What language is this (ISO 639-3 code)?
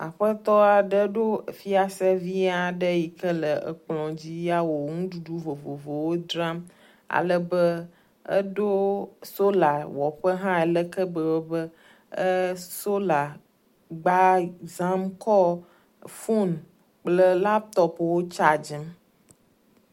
ewe